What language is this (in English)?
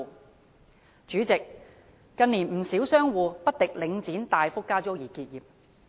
Cantonese